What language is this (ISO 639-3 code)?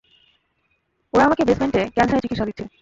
ben